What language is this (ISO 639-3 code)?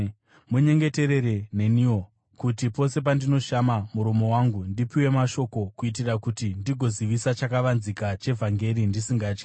sna